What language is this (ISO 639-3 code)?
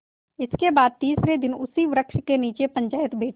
hin